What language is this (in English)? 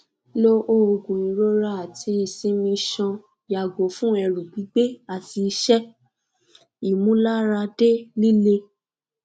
Yoruba